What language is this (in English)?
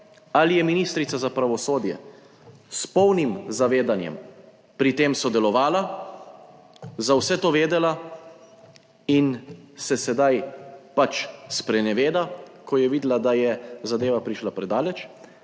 Slovenian